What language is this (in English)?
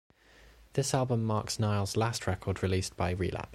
English